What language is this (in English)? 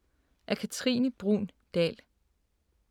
Danish